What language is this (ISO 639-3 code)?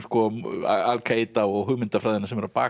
isl